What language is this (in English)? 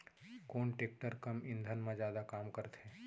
Chhattisgarhi